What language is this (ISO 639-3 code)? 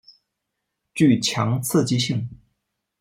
zho